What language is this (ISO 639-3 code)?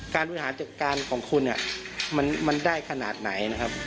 tha